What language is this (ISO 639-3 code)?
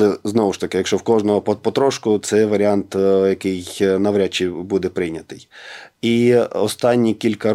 ukr